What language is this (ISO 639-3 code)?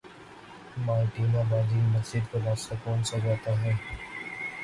urd